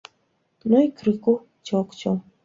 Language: Belarusian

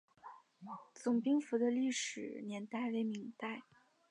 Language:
Chinese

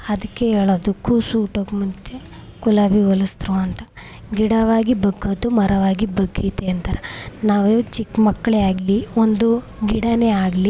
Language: Kannada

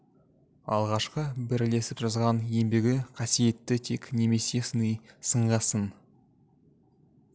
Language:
Kazakh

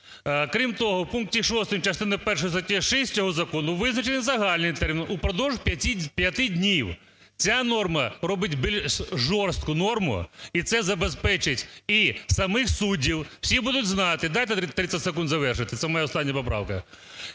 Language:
Ukrainian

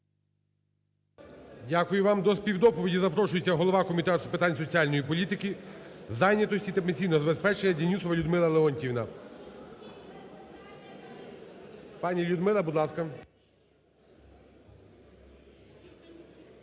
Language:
Ukrainian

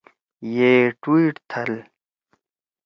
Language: Torwali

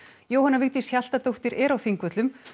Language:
Icelandic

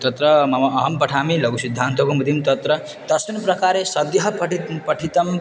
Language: Sanskrit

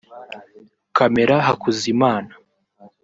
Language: Kinyarwanda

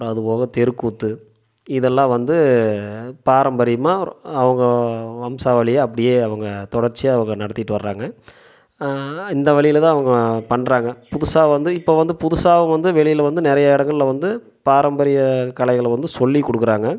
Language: Tamil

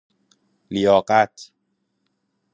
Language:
Persian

